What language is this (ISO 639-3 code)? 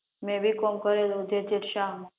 guj